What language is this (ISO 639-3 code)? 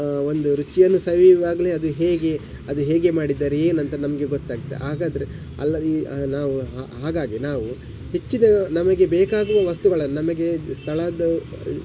kan